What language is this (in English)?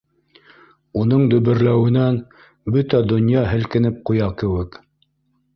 Bashkir